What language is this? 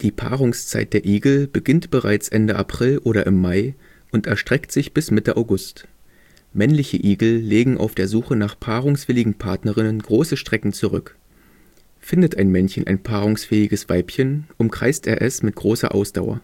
German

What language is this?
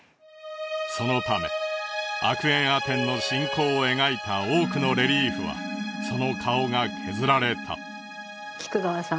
Japanese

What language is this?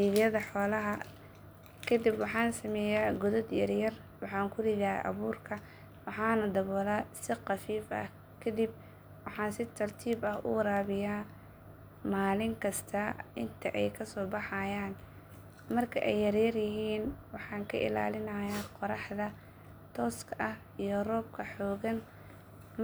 Somali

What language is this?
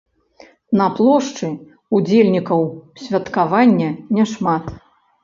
Belarusian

